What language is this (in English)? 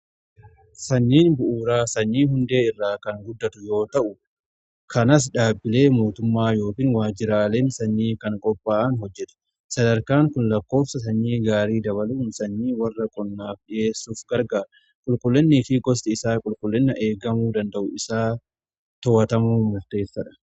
Oromo